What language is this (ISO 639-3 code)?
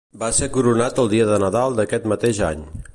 cat